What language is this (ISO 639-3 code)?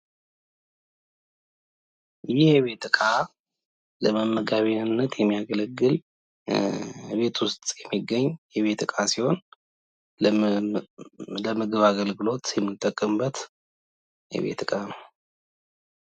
amh